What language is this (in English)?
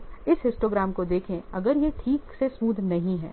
Hindi